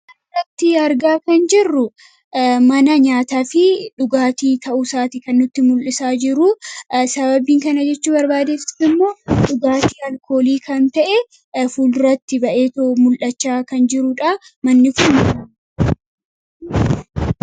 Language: Oromo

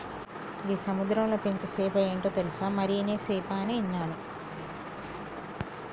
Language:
Telugu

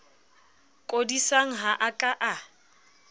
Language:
Southern Sotho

